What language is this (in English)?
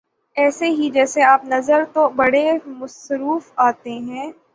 Urdu